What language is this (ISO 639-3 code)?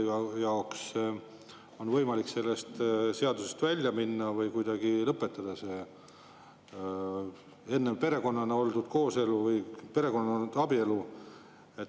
est